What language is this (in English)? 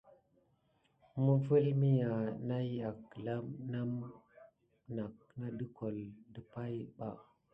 Gidar